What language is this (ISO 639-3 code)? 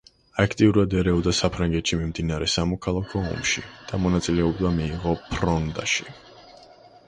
kat